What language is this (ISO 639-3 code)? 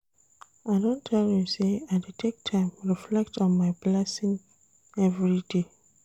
pcm